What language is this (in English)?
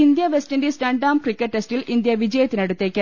Malayalam